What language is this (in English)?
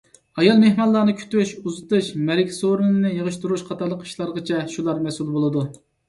Uyghur